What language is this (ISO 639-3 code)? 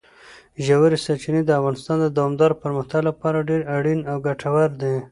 pus